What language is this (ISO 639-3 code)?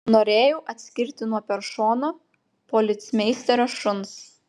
lit